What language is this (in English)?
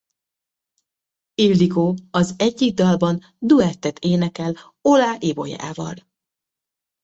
Hungarian